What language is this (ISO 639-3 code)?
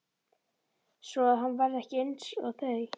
isl